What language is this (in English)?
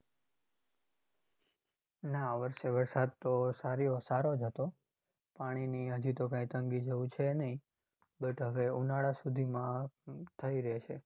Gujarati